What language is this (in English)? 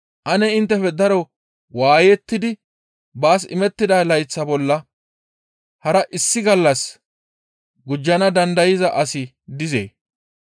Gamo